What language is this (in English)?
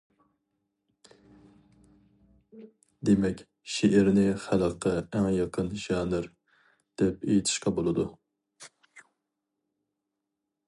Uyghur